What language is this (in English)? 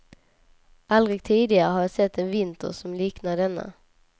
Swedish